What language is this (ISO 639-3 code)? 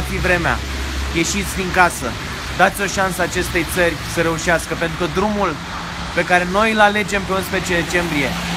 ron